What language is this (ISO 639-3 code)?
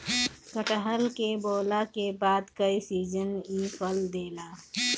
bho